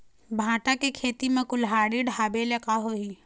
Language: Chhattisgarhi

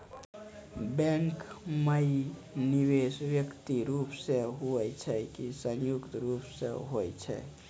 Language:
Maithili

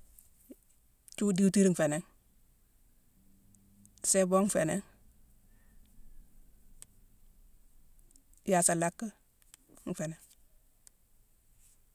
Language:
Mansoanka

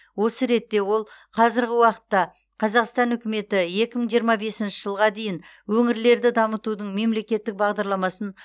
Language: Kazakh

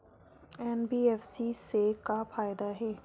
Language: Chhattisgarhi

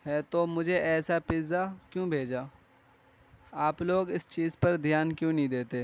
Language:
Urdu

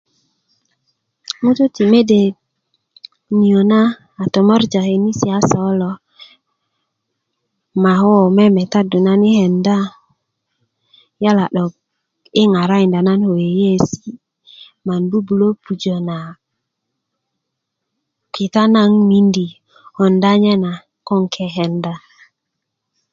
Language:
Kuku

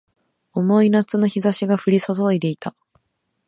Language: Japanese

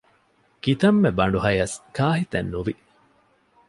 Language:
Divehi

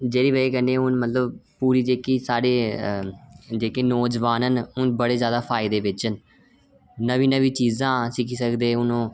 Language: Dogri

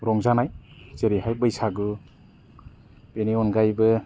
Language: Bodo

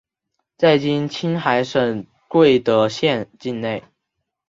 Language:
Chinese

